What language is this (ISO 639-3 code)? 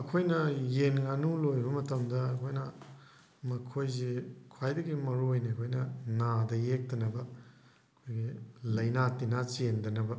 mni